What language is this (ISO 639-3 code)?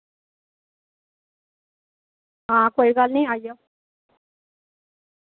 doi